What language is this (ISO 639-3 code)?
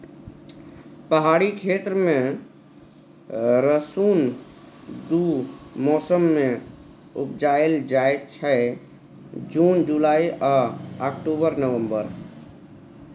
mai